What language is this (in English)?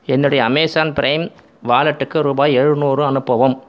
Tamil